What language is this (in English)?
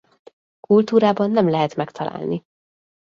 Hungarian